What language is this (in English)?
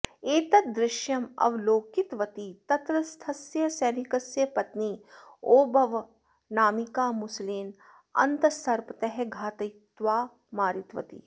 Sanskrit